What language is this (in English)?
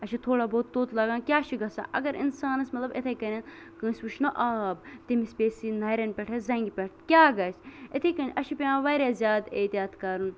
Kashmiri